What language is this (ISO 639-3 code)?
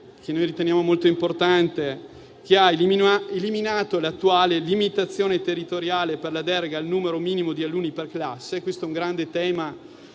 ita